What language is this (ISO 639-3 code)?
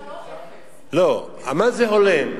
heb